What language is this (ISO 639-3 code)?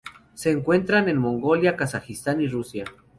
spa